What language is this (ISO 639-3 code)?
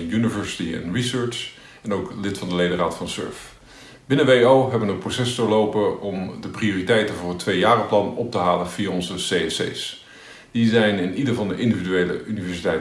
nld